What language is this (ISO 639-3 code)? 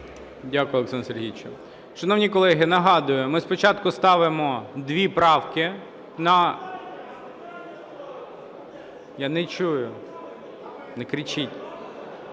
ukr